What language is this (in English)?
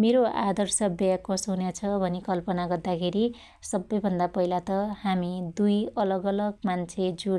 Dotyali